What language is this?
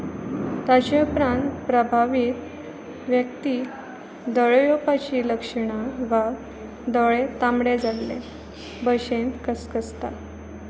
Konkani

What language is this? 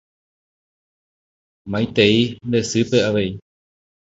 Guarani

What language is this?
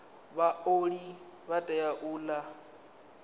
Venda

